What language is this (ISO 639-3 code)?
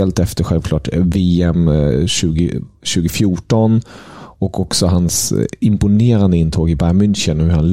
swe